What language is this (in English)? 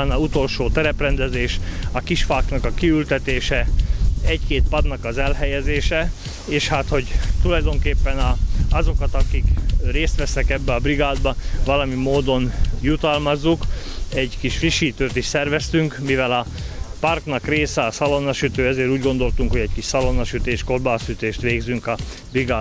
Hungarian